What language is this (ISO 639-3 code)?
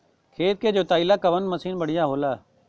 bho